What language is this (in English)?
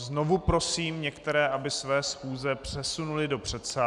Czech